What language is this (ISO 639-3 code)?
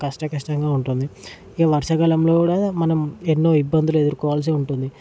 tel